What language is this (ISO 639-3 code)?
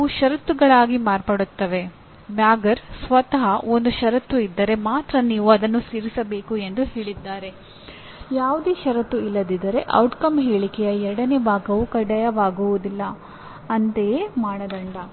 kan